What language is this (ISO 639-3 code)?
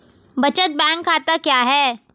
hin